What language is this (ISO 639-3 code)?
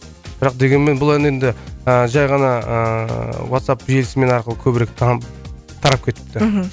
kaz